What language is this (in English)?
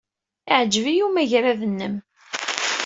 Kabyle